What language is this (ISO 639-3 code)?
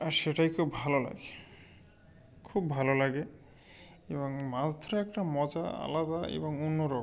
ben